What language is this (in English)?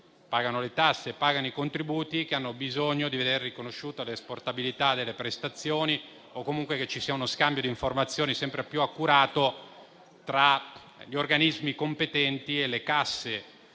Italian